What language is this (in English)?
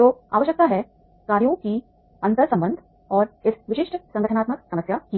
Hindi